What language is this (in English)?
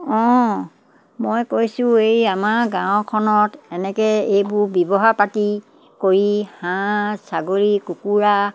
Assamese